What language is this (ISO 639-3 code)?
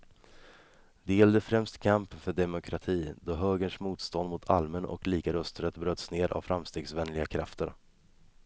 swe